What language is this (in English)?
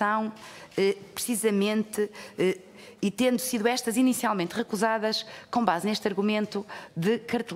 Portuguese